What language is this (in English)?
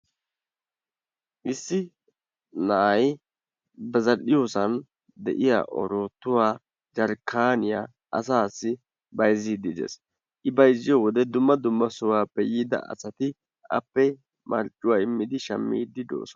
Wolaytta